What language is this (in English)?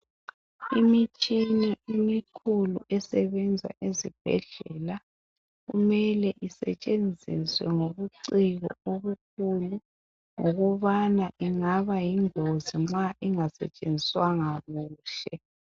North Ndebele